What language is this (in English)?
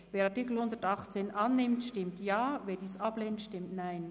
Swiss German